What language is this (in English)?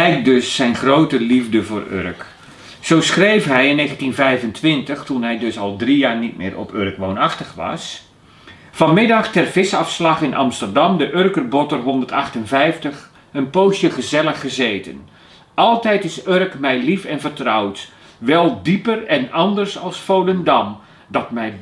Dutch